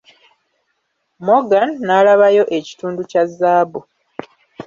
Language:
Ganda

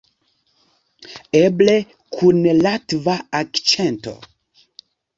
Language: Esperanto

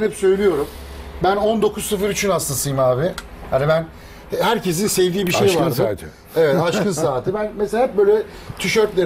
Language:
Turkish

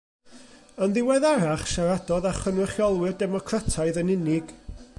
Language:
Welsh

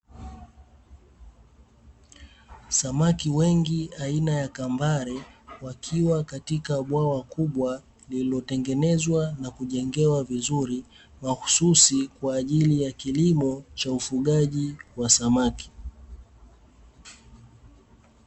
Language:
Swahili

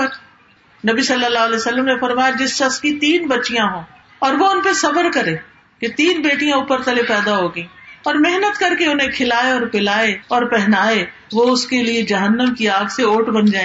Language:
Urdu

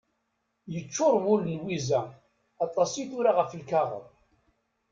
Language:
Kabyle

